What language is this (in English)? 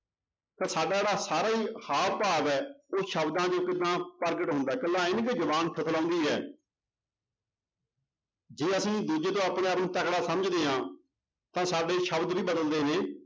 Punjabi